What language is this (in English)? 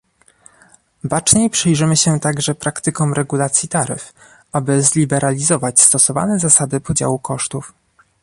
Polish